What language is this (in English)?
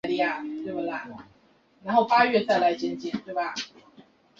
Chinese